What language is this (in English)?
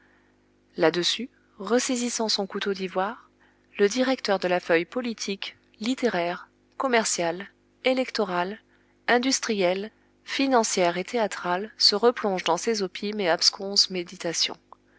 French